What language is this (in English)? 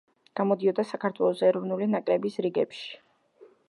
Georgian